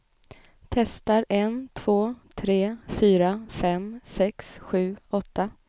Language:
Swedish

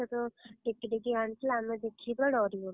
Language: Odia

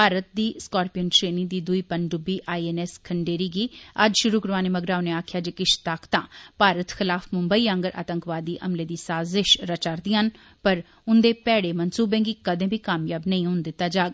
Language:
Dogri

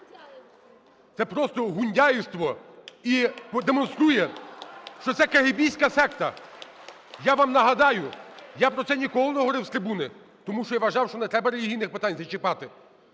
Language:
Ukrainian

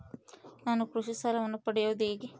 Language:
Kannada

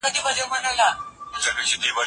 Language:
Pashto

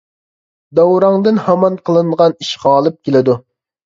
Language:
Uyghur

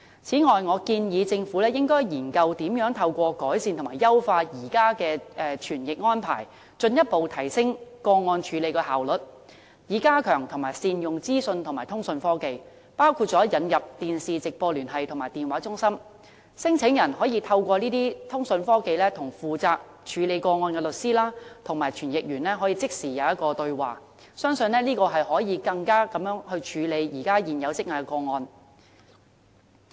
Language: Cantonese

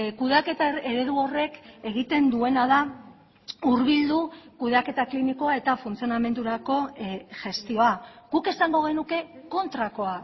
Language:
Basque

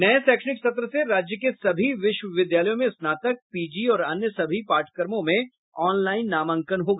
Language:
Hindi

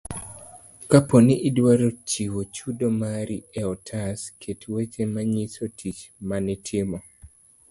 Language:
Luo (Kenya and Tanzania)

